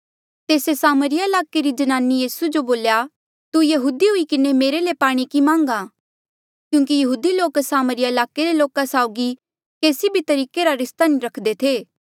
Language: Mandeali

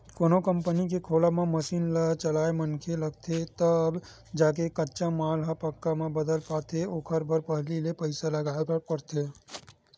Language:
Chhattisgarhi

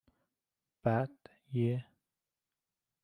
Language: Persian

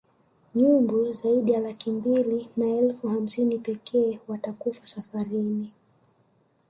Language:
Swahili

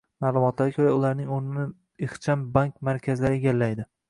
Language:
Uzbek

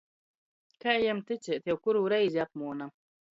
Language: Latgalian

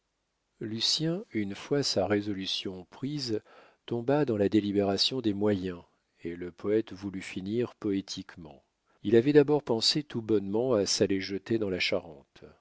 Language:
French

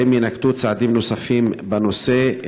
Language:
Hebrew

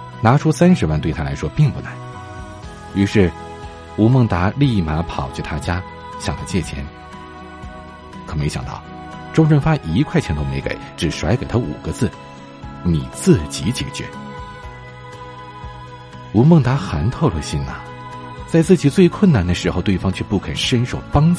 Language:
Chinese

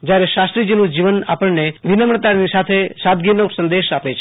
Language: Gujarati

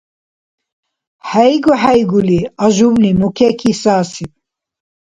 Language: Dargwa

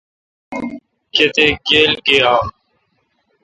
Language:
Kalkoti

